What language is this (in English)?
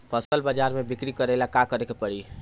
Bhojpuri